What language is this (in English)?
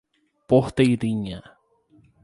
Portuguese